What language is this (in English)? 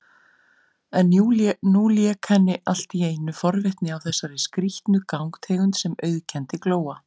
Icelandic